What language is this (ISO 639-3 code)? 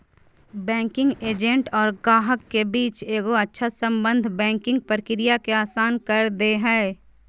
mag